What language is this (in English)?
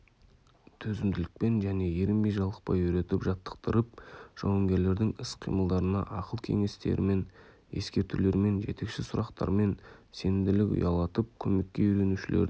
Kazakh